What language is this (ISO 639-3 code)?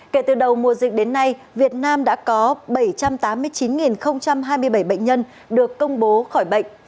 vie